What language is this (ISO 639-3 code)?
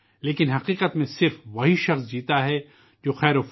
urd